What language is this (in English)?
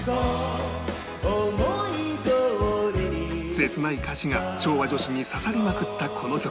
Japanese